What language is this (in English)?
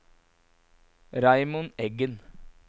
Norwegian